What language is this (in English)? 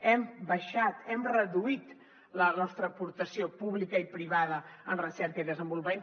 Catalan